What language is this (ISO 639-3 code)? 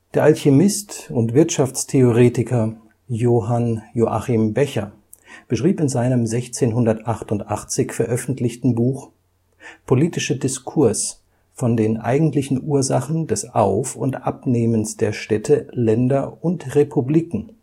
deu